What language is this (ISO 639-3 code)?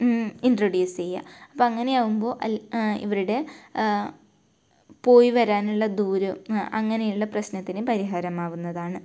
mal